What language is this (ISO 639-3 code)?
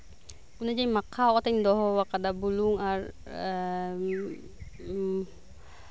sat